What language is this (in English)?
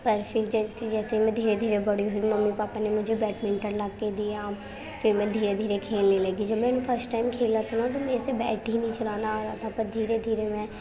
Urdu